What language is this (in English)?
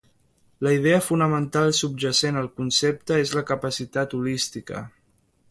Catalan